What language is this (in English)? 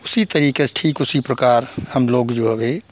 Hindi